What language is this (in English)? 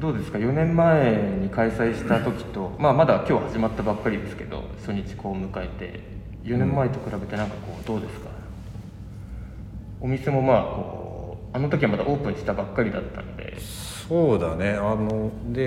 Japanese